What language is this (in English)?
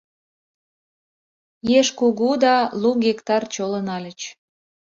Mari